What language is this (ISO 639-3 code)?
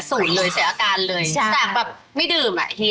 tha